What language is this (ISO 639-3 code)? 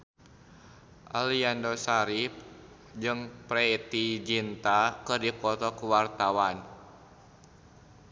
sun